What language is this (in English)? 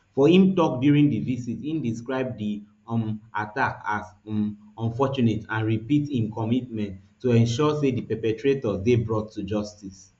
Nigerian Pidgin